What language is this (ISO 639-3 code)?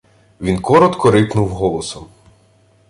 ukr